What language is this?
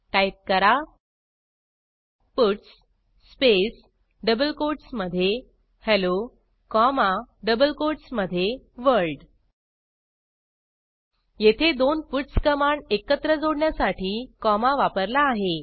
Marathi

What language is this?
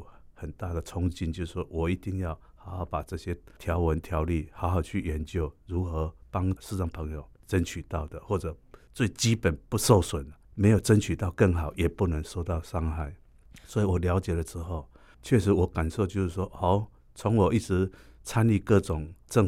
Chinese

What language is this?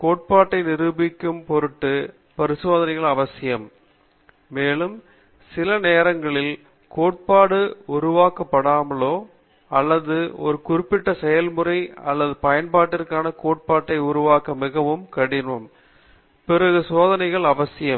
Tamil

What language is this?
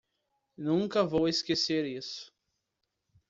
Portuguese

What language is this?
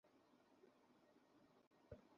Bangla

